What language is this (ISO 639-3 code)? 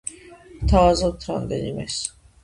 kat